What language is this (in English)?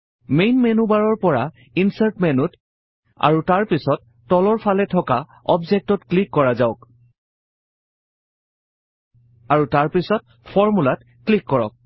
Assamese